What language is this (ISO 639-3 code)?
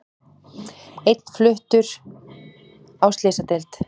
isl